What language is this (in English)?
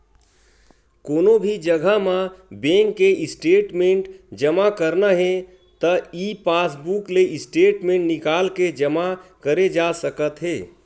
Chhattisgarhi